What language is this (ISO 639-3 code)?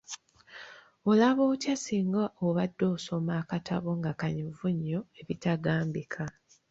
lug